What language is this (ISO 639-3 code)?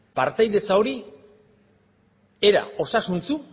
eus